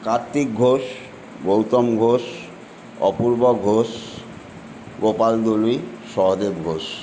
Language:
Bangla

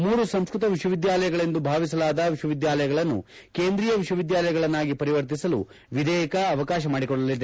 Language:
Kannada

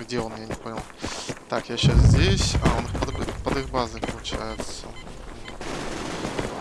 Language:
Russian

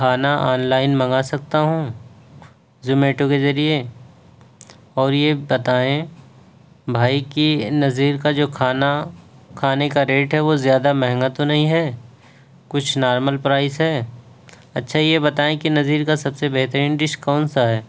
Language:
Urdu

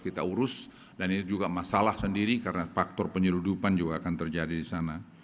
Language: Indonesian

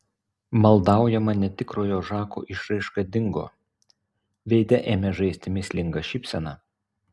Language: Lithuanian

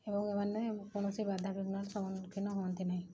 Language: Odia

